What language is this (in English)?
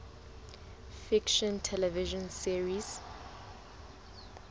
Southern Sotho